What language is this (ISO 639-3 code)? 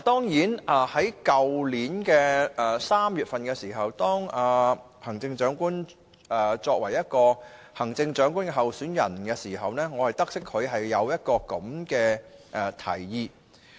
yue